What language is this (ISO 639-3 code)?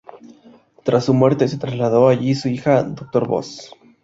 spa